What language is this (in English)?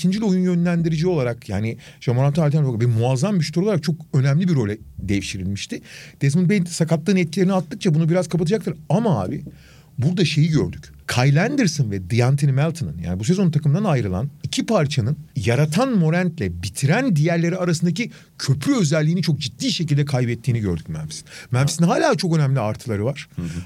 Turkish